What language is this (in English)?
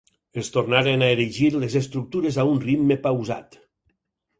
Catalan